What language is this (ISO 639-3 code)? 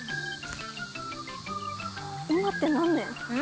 jpn